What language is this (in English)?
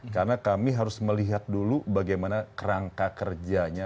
Indonesian